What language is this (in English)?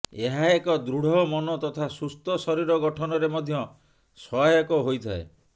Odia